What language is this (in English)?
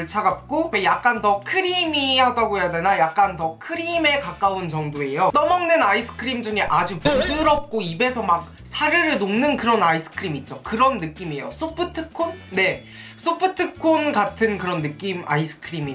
Korean